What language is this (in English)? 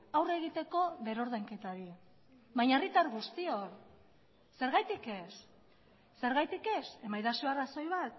Basque